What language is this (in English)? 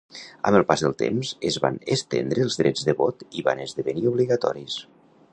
Catalan